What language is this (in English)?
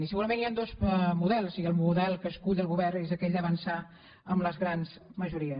Catalan